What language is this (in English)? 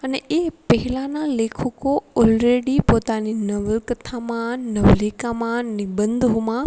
Gujarati